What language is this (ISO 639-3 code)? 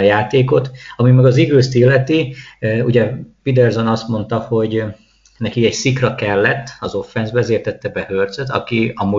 hun